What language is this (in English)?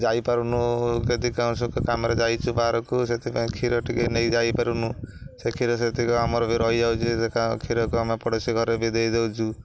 Odia